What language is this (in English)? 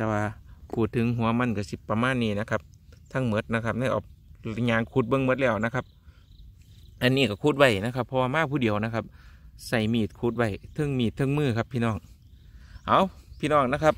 Thai